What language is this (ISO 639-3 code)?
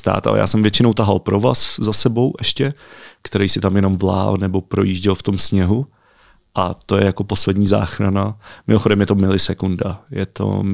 ces